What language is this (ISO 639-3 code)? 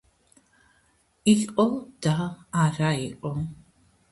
kat